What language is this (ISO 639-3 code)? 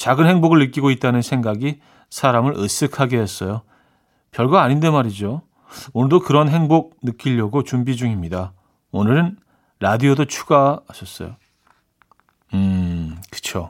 kor